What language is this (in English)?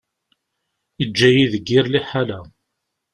Kabyle